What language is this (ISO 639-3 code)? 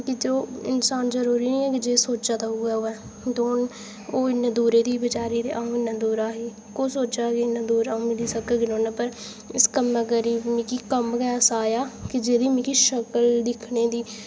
doi